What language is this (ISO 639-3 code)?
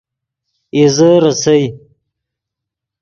ydg